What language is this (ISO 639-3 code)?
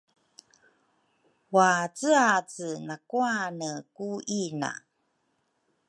dru